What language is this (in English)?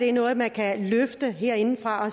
Danish